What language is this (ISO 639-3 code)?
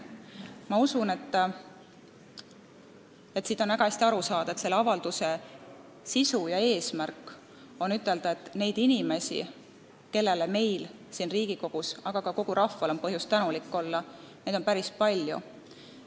est